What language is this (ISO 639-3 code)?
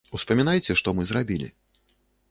bel